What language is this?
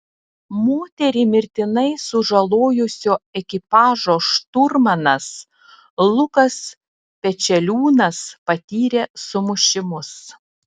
Lithuanian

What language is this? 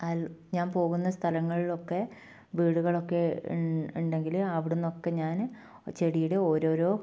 Malayalam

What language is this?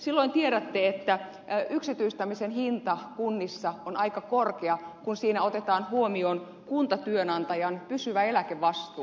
Finnish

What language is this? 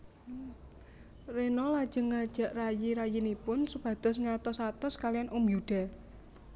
Javanese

